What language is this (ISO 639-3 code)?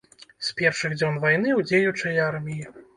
bel